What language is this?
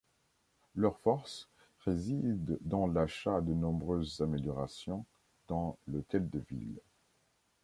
French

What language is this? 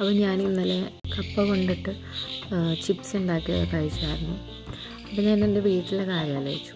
Malayalam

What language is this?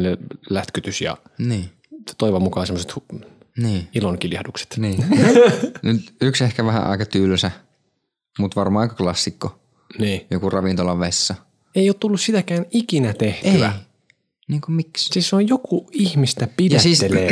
Finnish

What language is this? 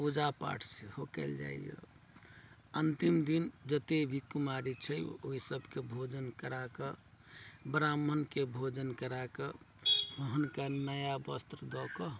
Maithili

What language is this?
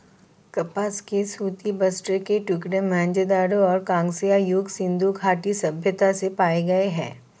Hindi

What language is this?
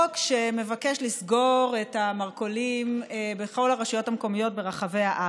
Hebrew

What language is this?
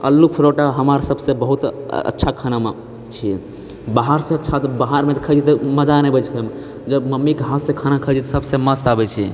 Maithili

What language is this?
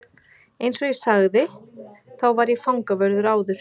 Icelandic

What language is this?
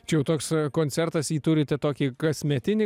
Lithuanian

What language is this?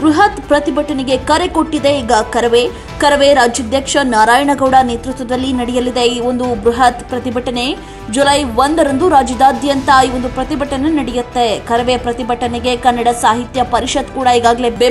Kannada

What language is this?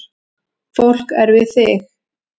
Icelandic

